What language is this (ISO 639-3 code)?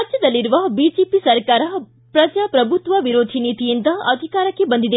kan